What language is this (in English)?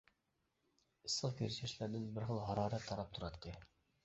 Uyghur